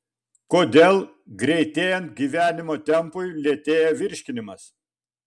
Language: Lithuanian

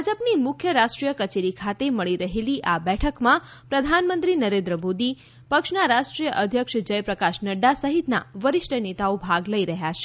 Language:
Gujarati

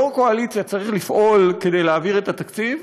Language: Hebrew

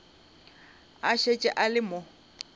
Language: Northern Sotho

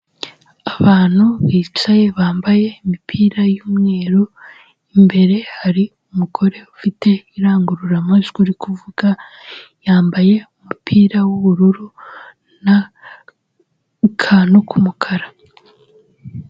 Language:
Kinyarwanda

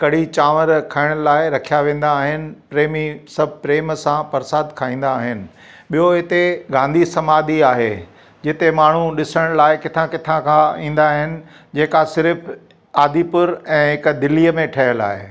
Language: Sindhi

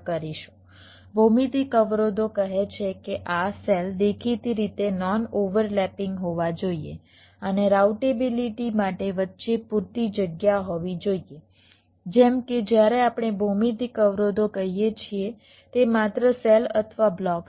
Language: Gujarati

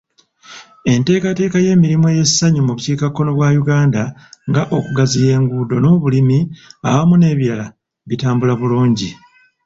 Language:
Ganda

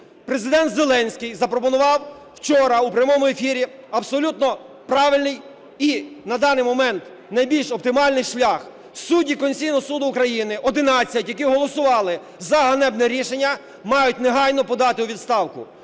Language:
Ukrainian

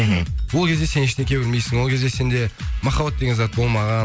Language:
Kazakh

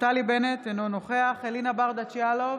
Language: Hebrew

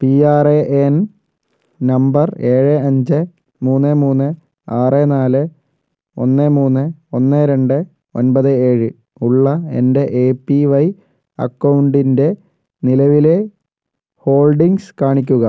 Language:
Malayalam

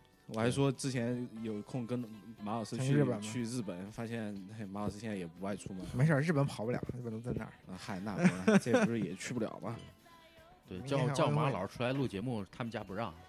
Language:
Chinese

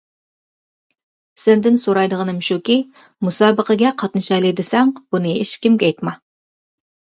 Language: Uyghur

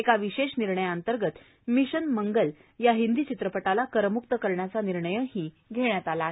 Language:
Marathi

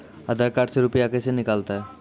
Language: Maithili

